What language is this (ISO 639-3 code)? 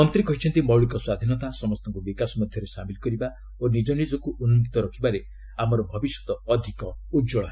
ori